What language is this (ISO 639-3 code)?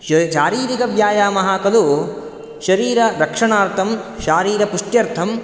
san